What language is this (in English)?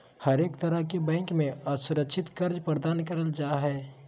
Magahi